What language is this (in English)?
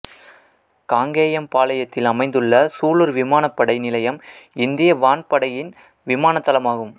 Tamil